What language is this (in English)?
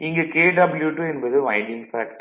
Tamil